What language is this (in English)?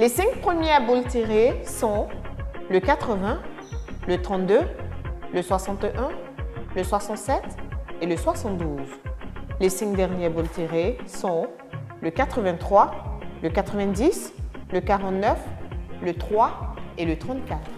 French